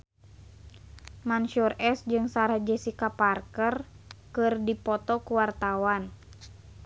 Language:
Sundanese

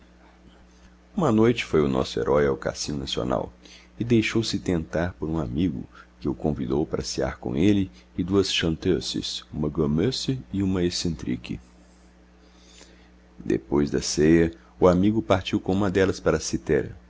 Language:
Portuguese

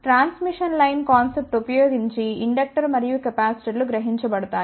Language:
Telugu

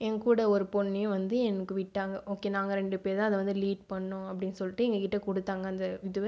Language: Tamil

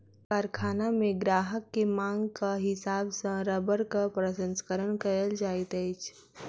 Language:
Maithili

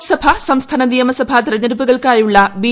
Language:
Malayalam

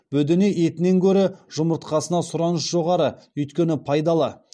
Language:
Kazakh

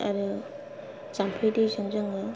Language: Bodo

